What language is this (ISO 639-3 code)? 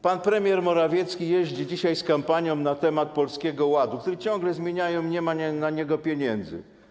pol